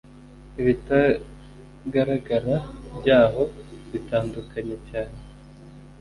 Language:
Kinyarwanda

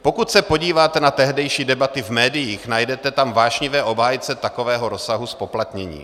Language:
Czech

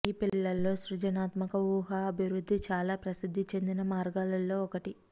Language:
Telugu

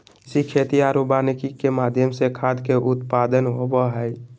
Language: Magahi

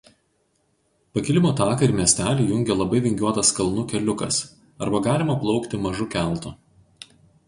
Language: Lithuanian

